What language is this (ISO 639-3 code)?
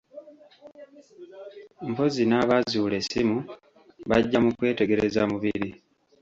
lug